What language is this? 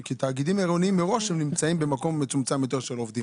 Hebrew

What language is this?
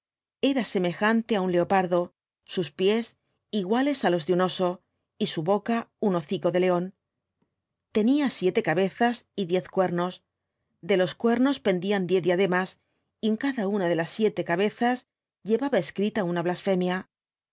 Spanish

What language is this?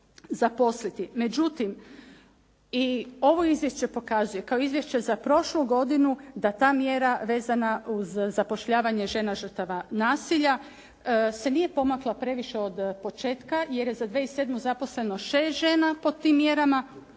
Croatian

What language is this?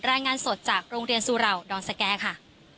Thai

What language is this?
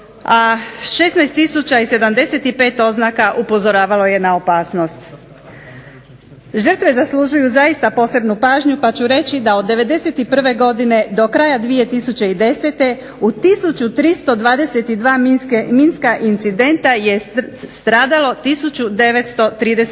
Croatian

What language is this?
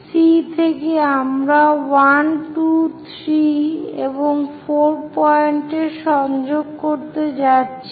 Bangla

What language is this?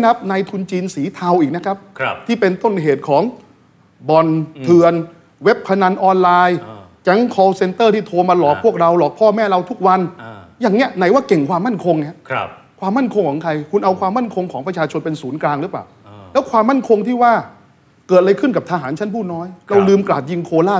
Thai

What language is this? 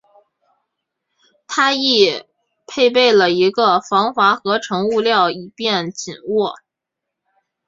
Chinese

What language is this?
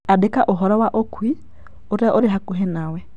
Kikuyu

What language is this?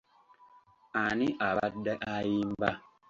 Ganda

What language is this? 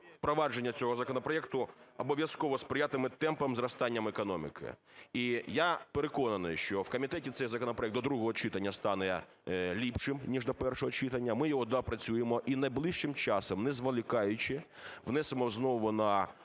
Ukrainian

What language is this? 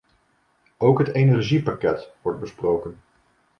Dutch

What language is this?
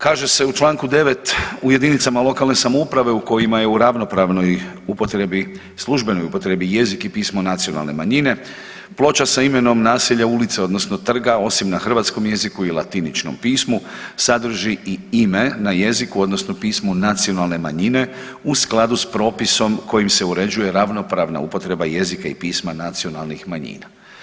Croatian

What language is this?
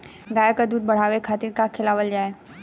Bhojpuri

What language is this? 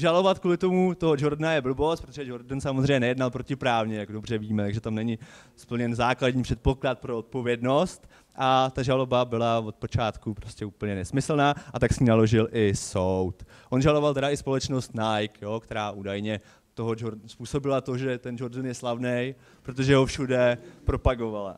Czech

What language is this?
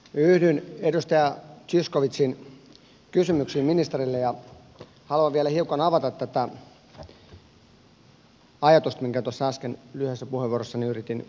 Finnish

